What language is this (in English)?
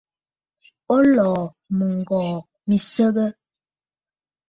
Bafut